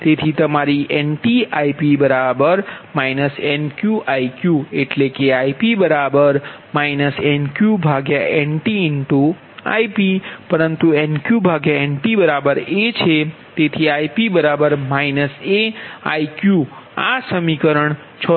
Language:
Gujarati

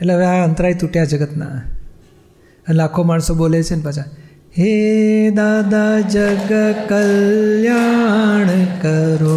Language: Gujarati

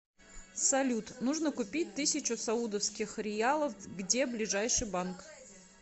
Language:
Russian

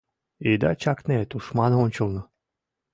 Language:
Mari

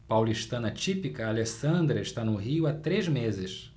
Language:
Portuguese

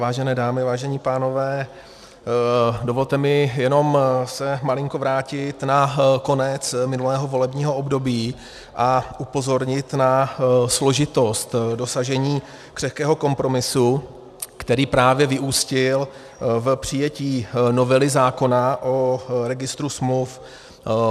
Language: Czech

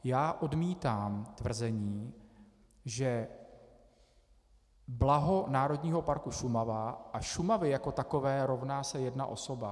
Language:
Czech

